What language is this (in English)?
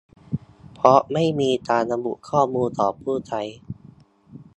Thai